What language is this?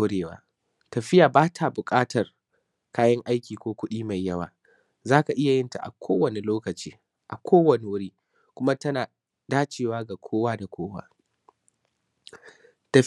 Hausa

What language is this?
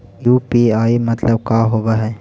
Magahi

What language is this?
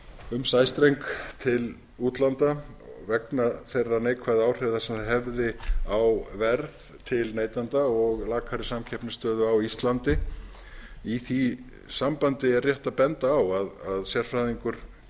Icelandic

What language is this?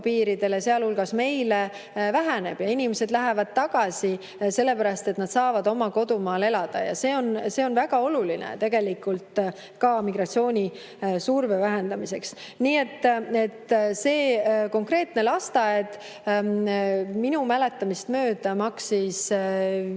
Estonian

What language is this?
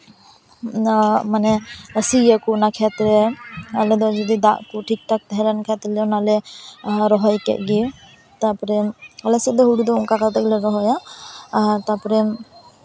Santali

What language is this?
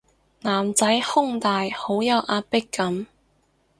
Cantonese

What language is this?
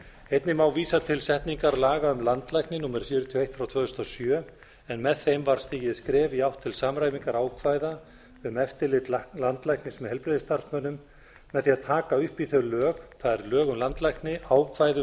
Icelandic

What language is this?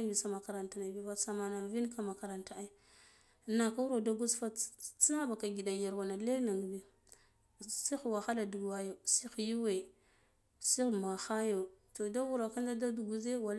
Guduf-Gava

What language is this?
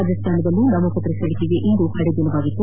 Kannada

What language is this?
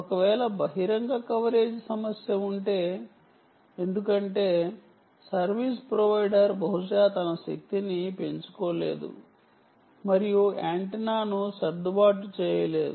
Telugu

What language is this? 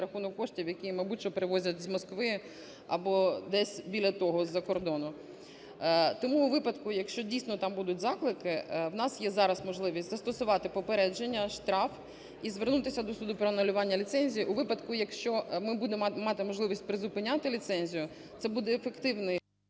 Ukrainian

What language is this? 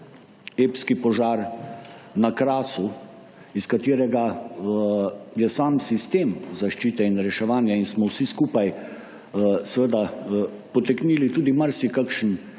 Slovenian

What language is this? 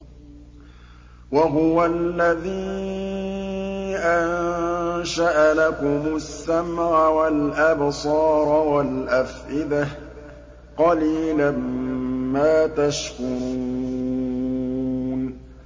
Arabic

